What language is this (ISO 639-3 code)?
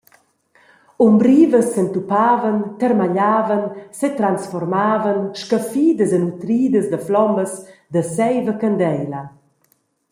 roh